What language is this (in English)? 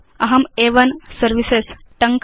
Sanskrit